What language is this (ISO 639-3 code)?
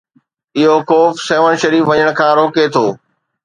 snd